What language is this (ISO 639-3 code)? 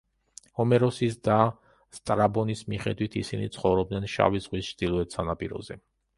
kat